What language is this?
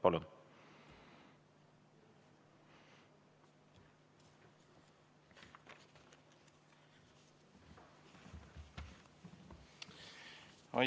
Estonian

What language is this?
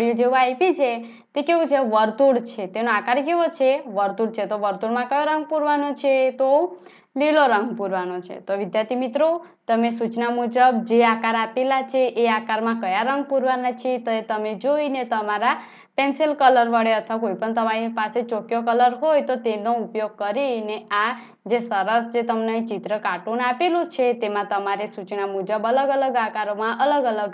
Romanian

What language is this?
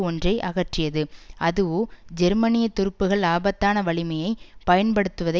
Tamil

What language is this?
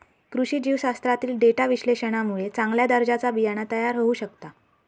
Marathi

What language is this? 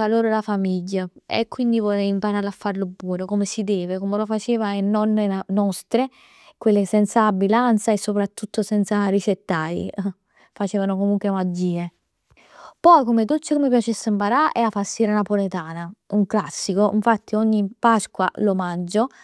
Neapolitan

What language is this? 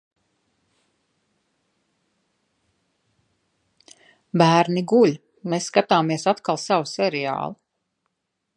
Latvian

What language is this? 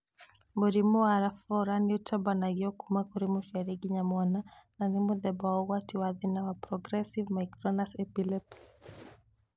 Kikuyu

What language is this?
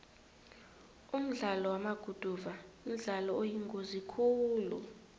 South Ndebele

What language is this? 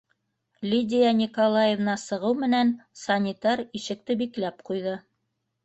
Bashkir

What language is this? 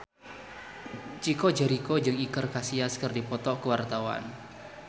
Sundanese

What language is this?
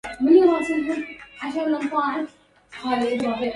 Arabic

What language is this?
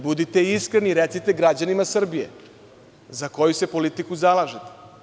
Serbian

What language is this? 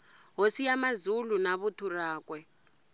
Tsonga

